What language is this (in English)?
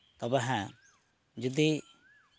Santali